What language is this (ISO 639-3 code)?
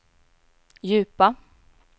swe